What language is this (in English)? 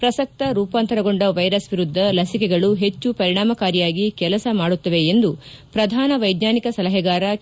Kannada